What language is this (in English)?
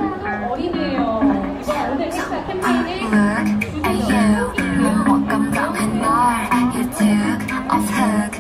Thai